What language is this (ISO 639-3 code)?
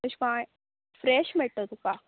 kok